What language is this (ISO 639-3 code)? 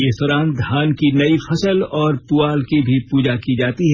hin